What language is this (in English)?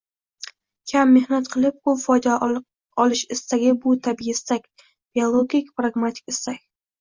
Uzbek